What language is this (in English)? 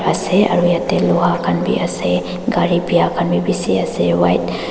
Naga Pidgin